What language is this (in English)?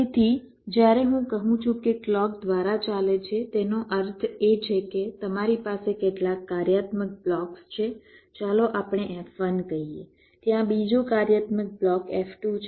Gujarati